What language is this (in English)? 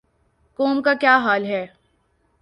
Urdu